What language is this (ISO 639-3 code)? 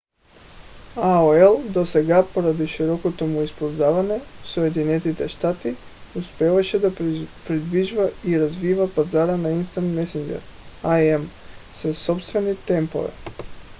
bul